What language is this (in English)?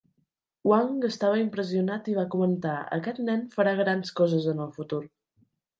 Catalan